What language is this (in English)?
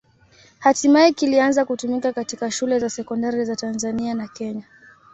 Swahili